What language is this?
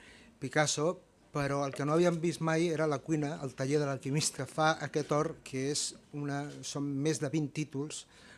Catalan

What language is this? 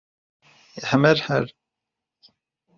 Kabyle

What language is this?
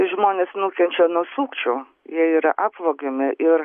Lithuanian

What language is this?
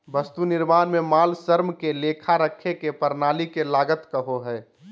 Magahi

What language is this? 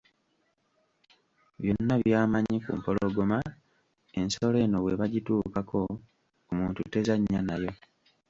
Ganda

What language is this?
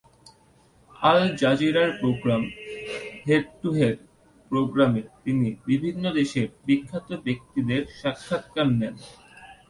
Bangla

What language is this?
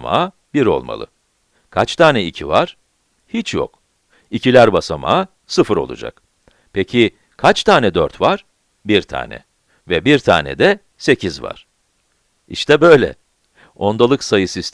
Turkish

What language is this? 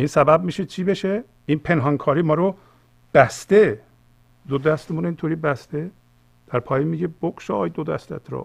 Persian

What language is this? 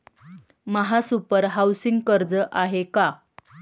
Marathi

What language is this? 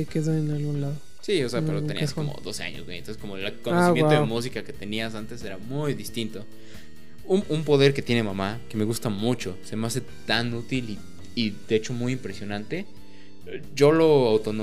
Spanish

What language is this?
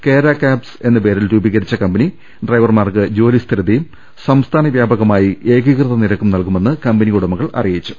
Malayalam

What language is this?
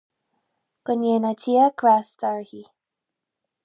Irish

